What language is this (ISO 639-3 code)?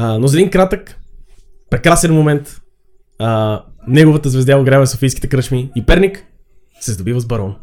bul